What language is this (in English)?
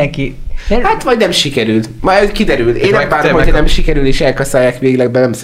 Hungarian